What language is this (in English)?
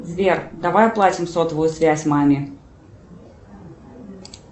Russian